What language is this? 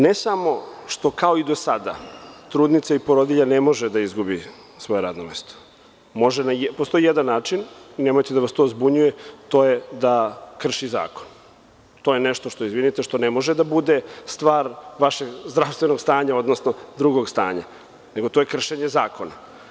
Serbian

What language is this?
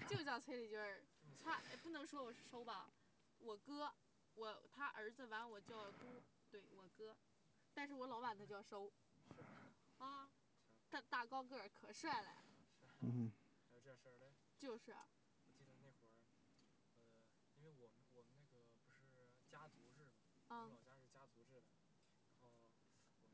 Chinese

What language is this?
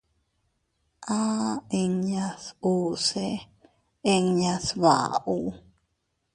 Teutila Cuicatec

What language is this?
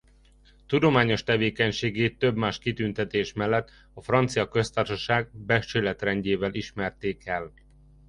Hungarian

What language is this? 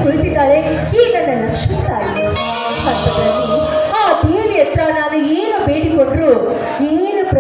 Indonesian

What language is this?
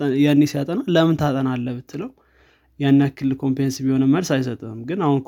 Amharic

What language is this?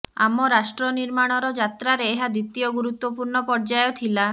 Odia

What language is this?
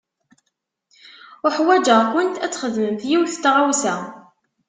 Kabyle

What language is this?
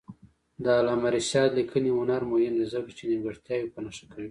Pashto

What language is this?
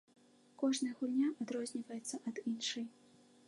Belarusian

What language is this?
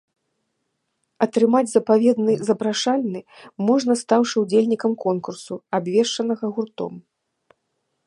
Belarusian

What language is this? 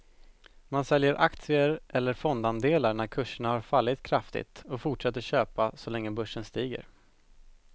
Swedish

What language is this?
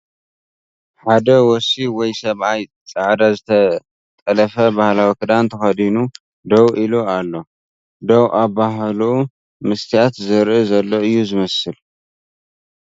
Tigrinya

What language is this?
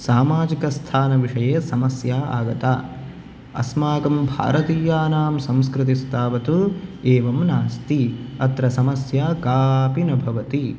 Sanskrit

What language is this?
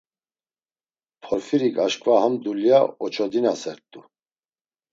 Laz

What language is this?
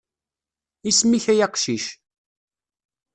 Kabyle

